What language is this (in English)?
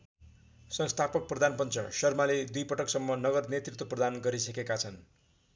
Nepali